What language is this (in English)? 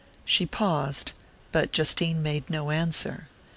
English